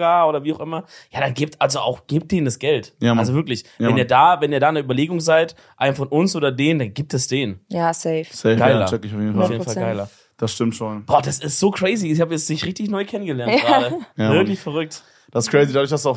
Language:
German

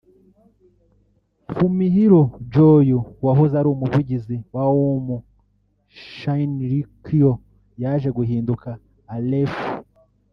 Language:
Kinyarwanda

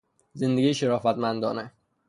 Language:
Persian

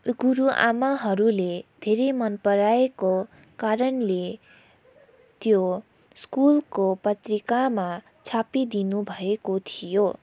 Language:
Nepali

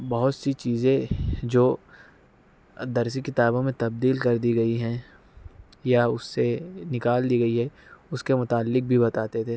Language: Urdu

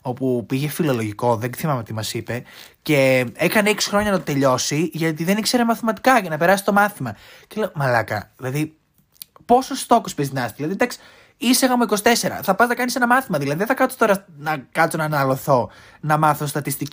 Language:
Greek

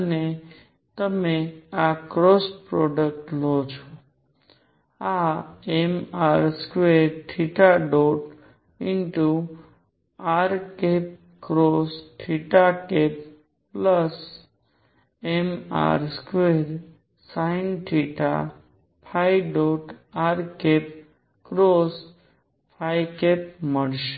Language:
Gujarati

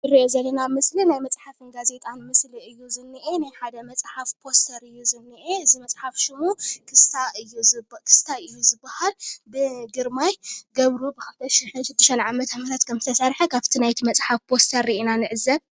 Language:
Tigrinya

